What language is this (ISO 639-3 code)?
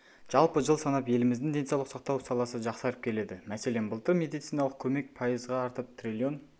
kaz